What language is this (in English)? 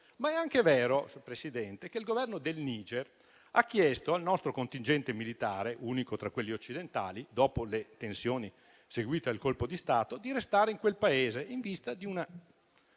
Italian